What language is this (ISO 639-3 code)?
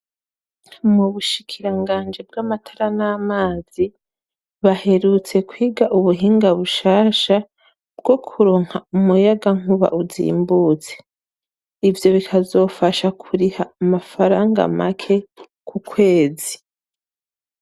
run